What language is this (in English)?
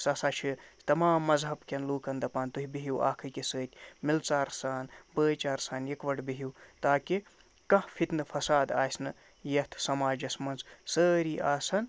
Kashmiri